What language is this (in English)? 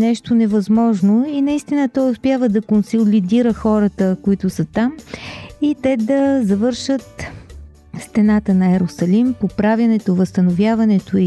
Bulgarian